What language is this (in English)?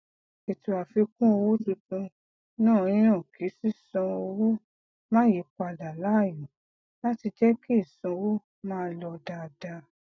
Yoruba